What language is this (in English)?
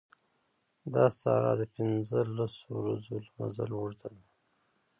Pashto